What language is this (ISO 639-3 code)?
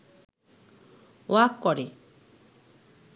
ben